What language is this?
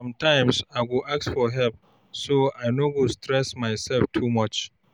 Nigerian Pidgin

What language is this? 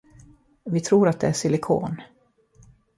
Swedish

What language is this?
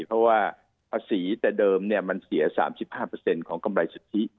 Thai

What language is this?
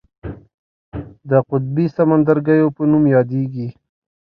Pashto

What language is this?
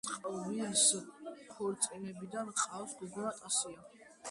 Georgian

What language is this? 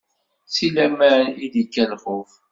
Kabyle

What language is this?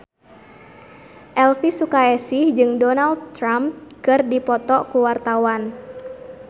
Sundanese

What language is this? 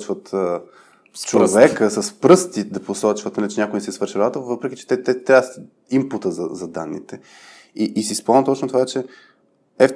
Bulgarian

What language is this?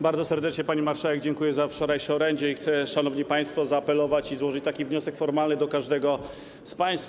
Polish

